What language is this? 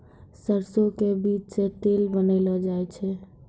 Maithili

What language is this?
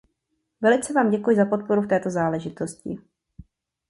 Czech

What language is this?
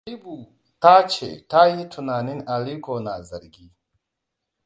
Hausa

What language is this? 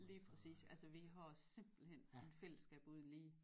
Danish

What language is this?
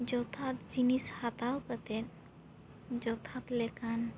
Santali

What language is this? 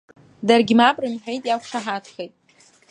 Abkhazian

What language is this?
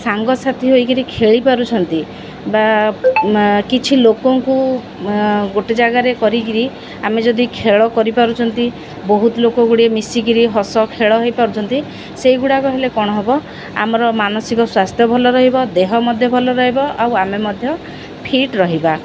Odia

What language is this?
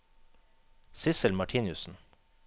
Norwegian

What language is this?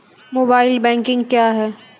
Maithili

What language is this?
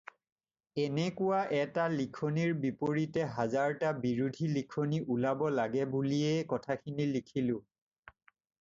Assamese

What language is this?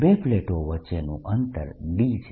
Gujarati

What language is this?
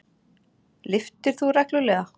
Icelandic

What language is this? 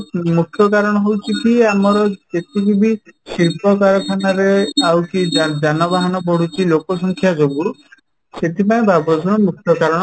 Odia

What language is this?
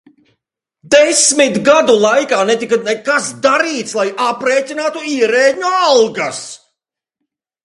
Latvian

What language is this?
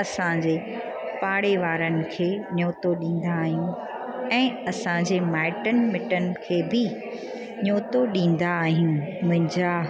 Sindhi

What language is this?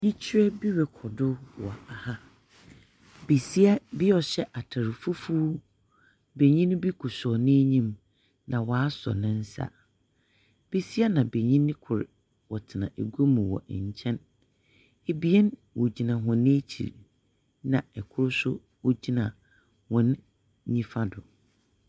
Akan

